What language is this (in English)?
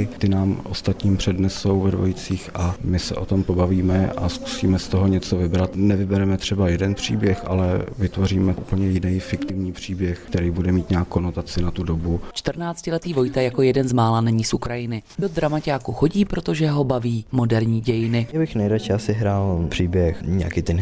Czech